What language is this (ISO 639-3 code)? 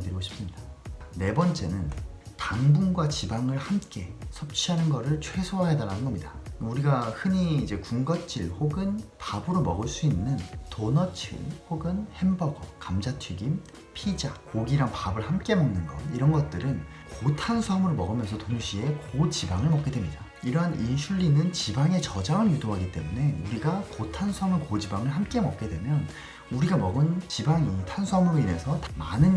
kor